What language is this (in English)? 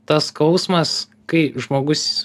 Lithuanian